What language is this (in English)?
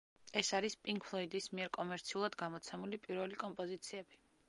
Georgian